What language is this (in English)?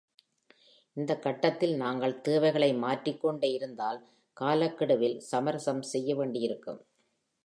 Tamil